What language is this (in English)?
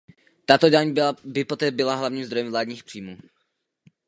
Czech